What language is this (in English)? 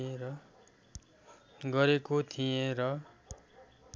Nepali